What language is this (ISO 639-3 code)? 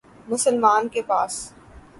urd